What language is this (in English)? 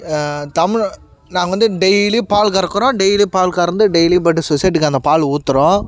Tamil